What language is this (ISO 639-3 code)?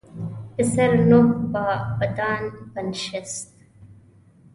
pus